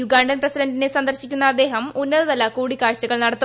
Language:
Malayalam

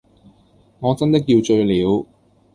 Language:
Cantonese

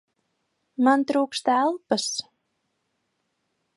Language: Latvian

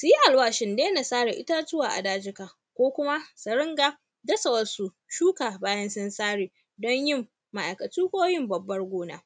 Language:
Hausa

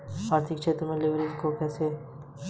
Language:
Hindi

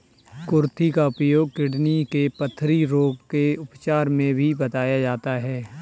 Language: Hindi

